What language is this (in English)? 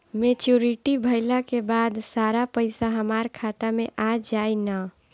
Bhojpuri